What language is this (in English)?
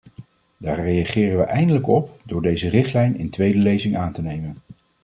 Dutch